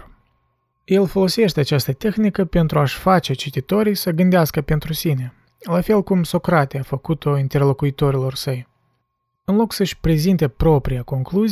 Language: Romanian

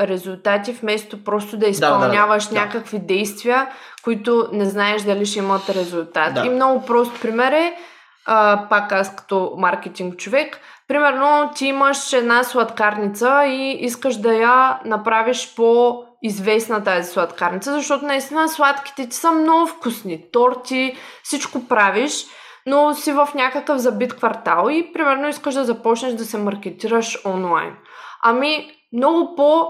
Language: Bulgarian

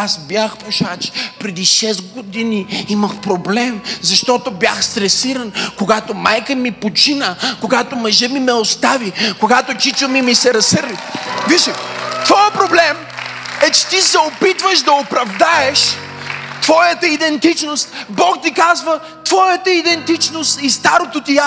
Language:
Bulgarian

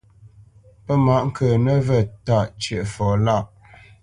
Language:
Bamenyam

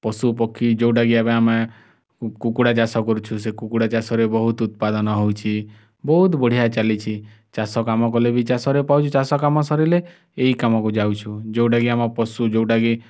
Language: Odia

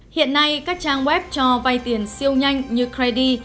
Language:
Vietnamese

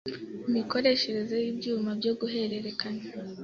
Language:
Kinyarwanda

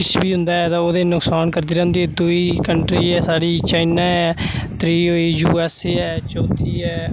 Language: Dogri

